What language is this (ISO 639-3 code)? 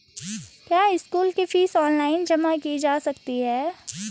hin